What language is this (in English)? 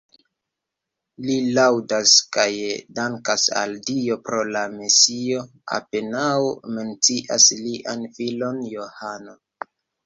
Esperanto